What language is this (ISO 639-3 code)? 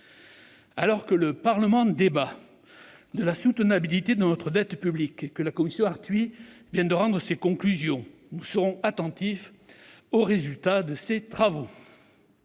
fra